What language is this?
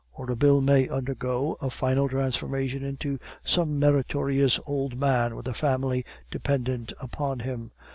English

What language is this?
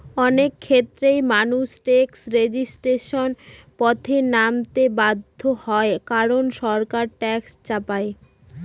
Bangla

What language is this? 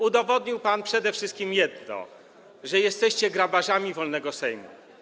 Polish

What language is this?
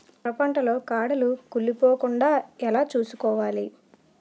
Telugu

